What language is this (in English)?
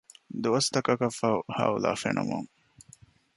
Divehi